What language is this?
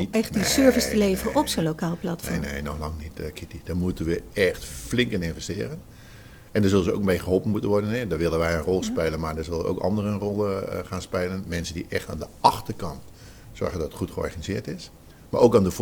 Dutch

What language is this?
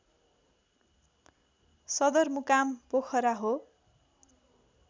Nepali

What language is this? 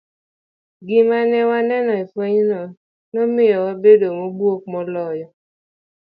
Luo (Kenya and Tanzania)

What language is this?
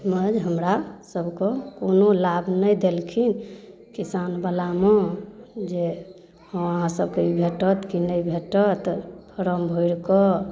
Maithili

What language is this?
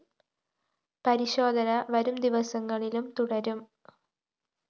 Malayalam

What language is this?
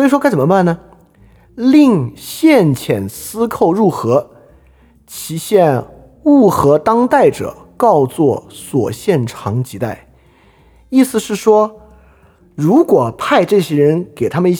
Chinese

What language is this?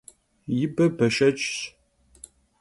Kabardian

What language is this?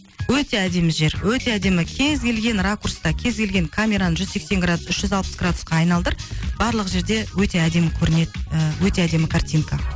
Kazakh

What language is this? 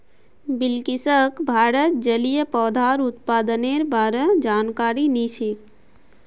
Magahi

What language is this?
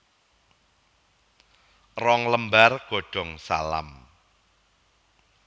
Javanese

